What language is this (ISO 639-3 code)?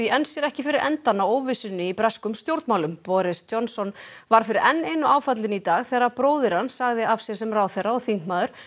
isl